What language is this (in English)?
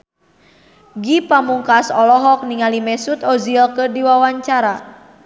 Sundanese